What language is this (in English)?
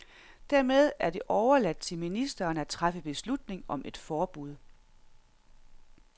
Danish